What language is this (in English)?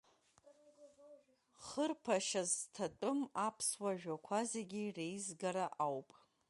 Abkhazian